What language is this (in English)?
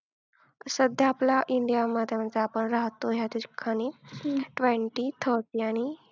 Marathi